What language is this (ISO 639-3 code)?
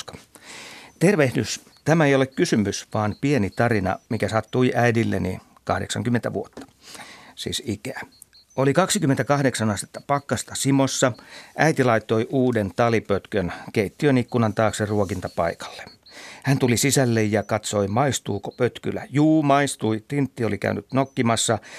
fin